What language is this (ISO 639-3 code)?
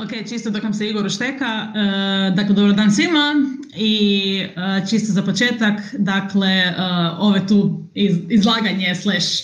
hrv